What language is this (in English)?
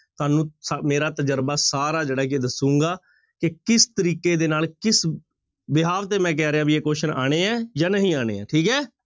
Punjabi